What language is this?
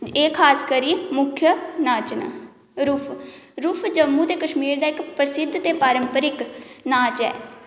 Dogri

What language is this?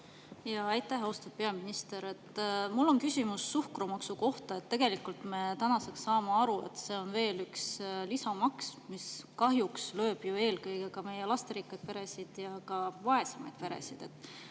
Estonian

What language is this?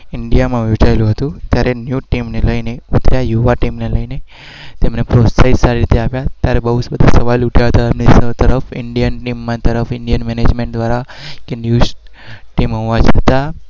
Gujarati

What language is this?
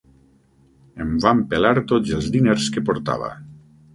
Catalan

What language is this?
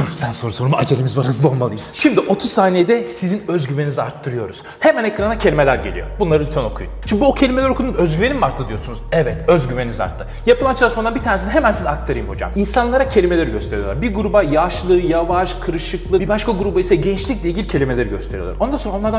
Turkish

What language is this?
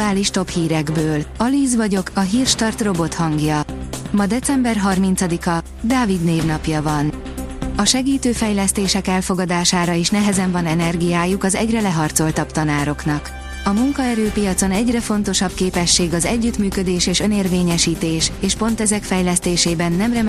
Hungarian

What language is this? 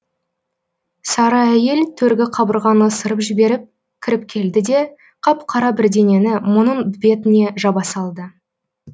Kazakh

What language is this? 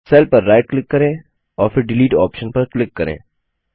Hindi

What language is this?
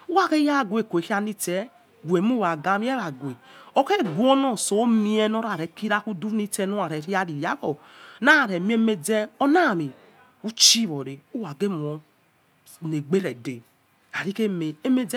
Yekhee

